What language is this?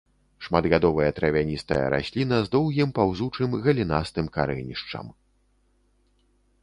Belarusian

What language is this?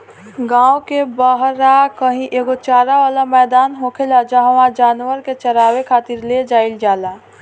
Bhojpuri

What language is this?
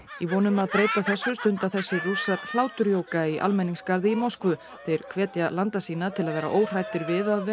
Icelandic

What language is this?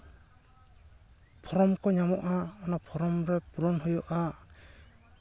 Santali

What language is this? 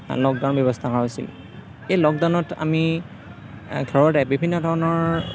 Assamese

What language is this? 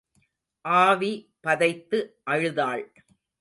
Tamil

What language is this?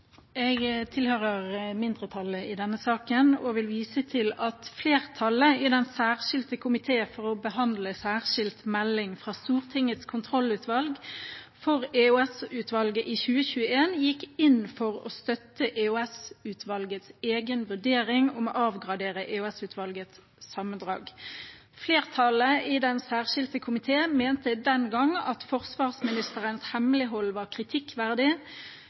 Norwegian Nynorsk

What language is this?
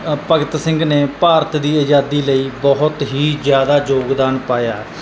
Punjabi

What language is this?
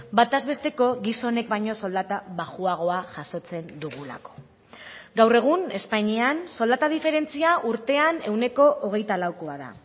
Basque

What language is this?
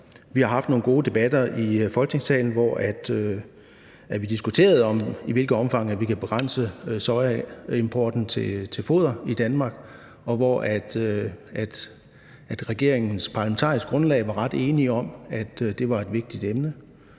Danish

